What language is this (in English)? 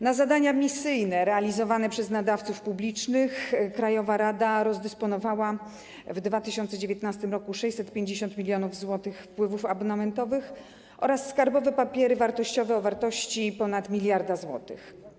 Polish